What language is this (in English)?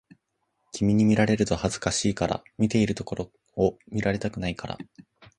Japanese